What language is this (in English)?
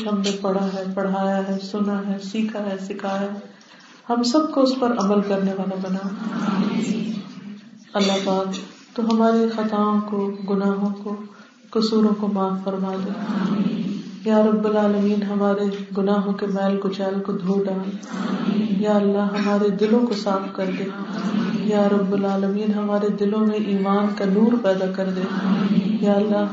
Urdu